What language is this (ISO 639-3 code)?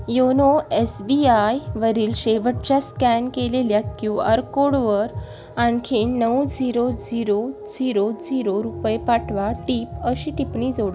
mar